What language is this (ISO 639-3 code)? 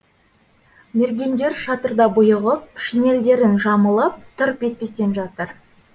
kaz